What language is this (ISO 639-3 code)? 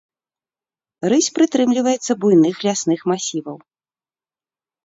bel